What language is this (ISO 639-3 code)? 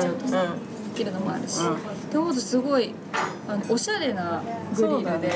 jpn